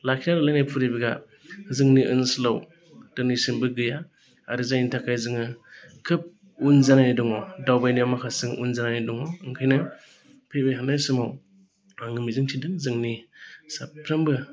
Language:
Bodo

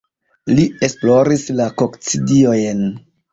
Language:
Esperanto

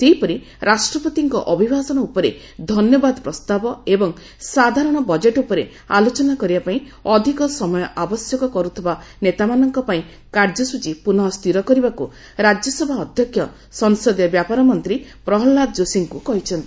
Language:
Odia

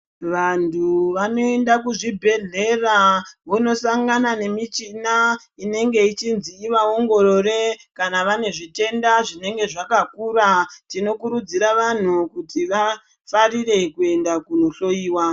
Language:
Ndau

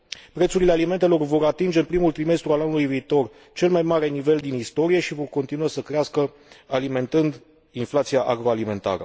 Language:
Romanian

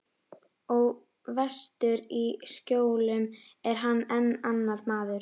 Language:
Icelandic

